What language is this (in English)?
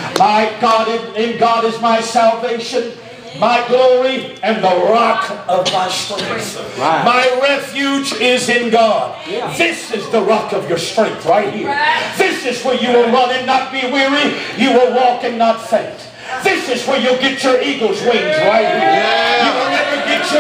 English